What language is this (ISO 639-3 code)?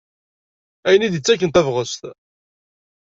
kab